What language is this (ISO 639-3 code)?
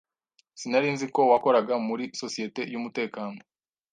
kin